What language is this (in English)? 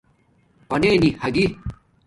Domaaki